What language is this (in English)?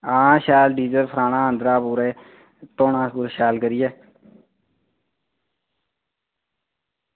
Dogri